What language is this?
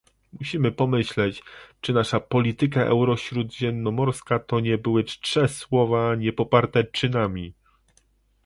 Polish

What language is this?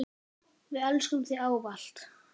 Icelandic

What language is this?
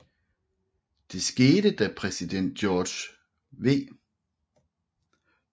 Danish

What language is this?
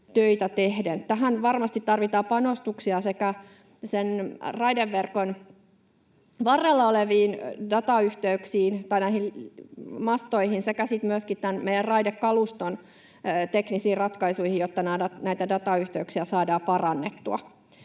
Finnish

